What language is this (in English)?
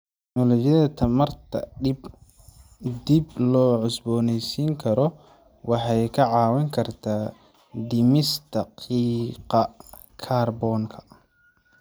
Somali